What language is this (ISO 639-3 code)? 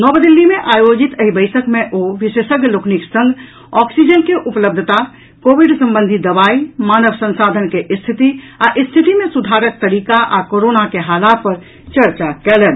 mai